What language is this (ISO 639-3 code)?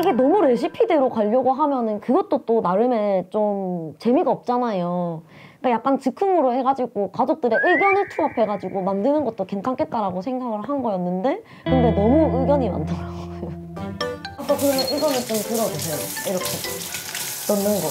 kor